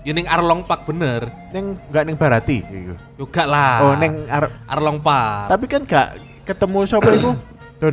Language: Indonesian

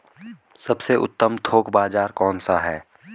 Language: Hindi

